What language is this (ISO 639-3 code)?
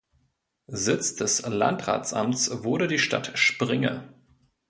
deu